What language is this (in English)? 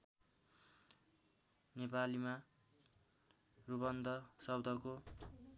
Nepali